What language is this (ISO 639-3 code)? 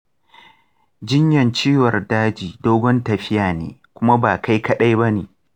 hau